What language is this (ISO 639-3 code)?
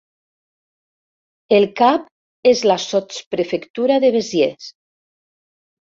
cat